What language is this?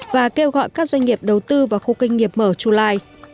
Vietnamese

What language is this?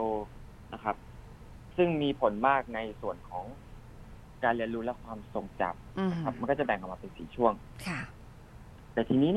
Thai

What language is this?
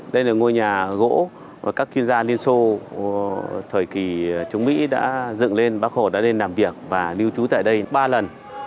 Vietnamese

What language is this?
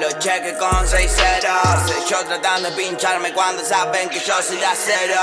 Italian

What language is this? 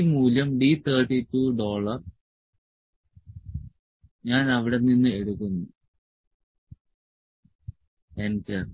Malayalam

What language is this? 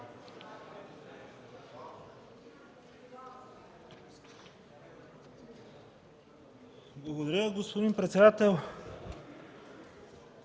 Bulgarian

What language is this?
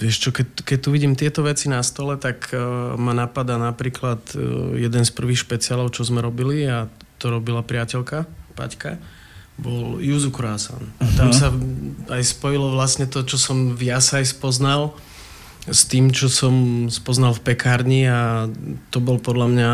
Slovak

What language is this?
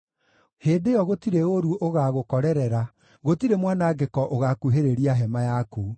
Kikuyu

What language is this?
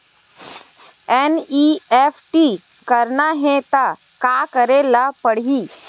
Chhattisgarhi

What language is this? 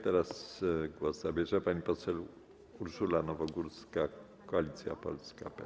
Polish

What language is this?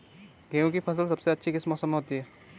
Hindi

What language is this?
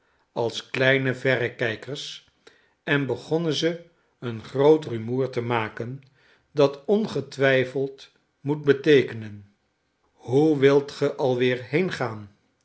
Dutch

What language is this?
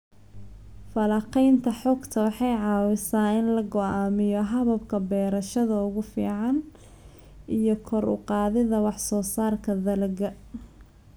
Somali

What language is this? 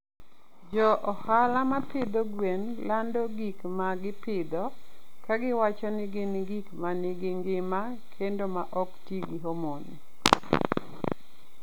Luo (Kenya and Tanzania)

